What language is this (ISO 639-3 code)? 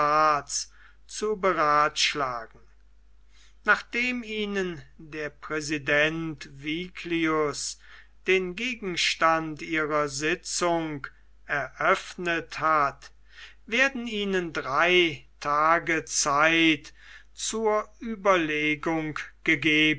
deu